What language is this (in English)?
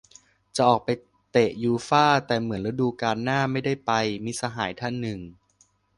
Thai